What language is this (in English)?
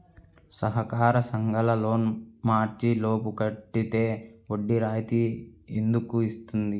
Telugu